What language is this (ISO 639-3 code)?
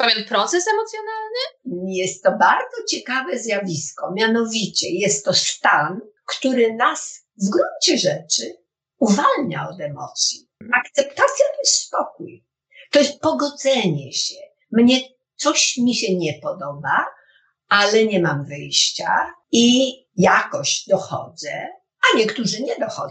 pol